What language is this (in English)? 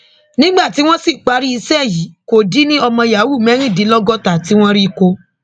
Yoruba